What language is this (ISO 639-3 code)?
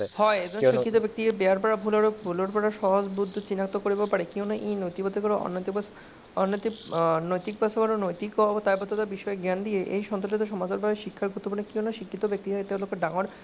asm